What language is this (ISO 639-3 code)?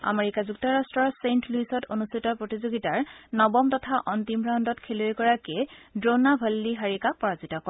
asm